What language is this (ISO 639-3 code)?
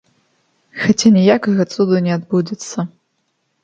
bel